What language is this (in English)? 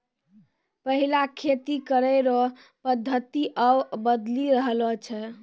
Maithili